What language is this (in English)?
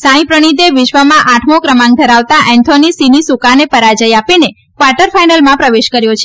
Gujarati